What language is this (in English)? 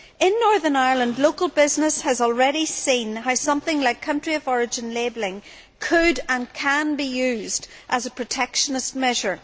English